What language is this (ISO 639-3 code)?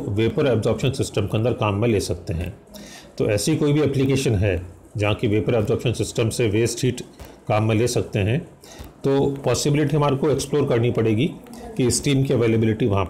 hin